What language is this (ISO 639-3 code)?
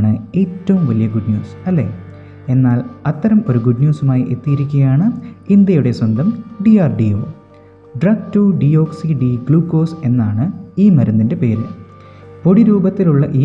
mal